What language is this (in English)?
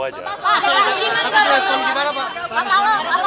Indonesian